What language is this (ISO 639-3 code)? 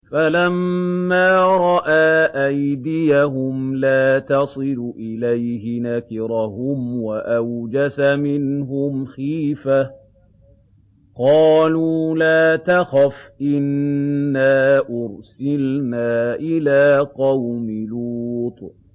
ara